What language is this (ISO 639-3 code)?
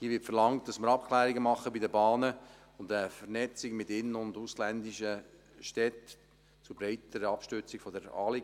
gsw